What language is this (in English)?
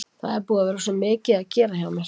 Icelandic